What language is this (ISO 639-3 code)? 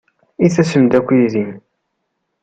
kab